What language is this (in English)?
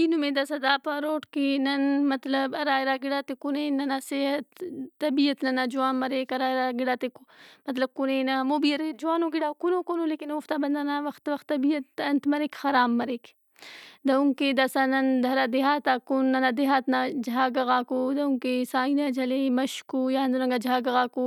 Brahui